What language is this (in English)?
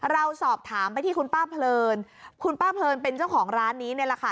Thai